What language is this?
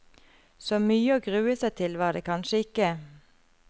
Norwegian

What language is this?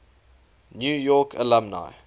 English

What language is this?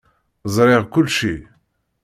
Kabyle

